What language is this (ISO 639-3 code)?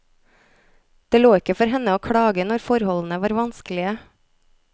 nor